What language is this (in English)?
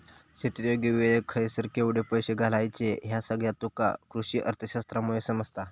Marathi